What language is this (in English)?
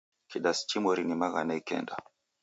Taita